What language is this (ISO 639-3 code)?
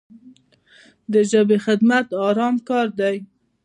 pus